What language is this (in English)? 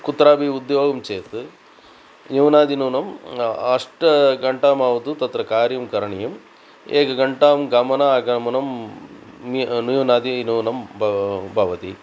Sanskrit